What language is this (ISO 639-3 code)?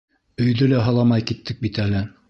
bak